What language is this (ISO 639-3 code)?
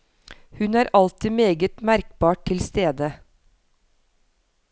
nor